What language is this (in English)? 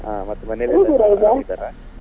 Kannada